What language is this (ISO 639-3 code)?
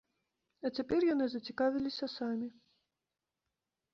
bel